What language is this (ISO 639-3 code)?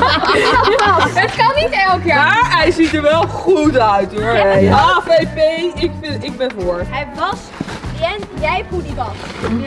nld